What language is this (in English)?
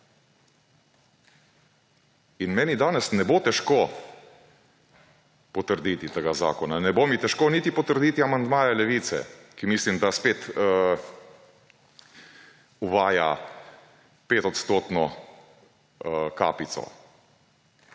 Slovenian